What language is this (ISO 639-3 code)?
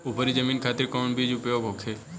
bho